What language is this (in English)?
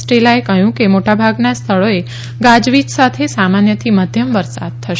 Gujarati